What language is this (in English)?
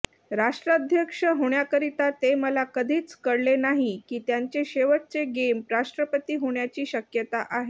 Marathi